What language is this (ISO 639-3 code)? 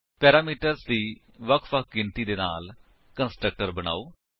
pan